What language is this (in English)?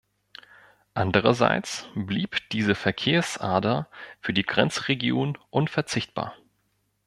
German